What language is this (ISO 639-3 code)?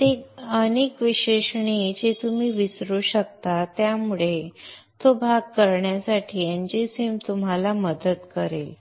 mar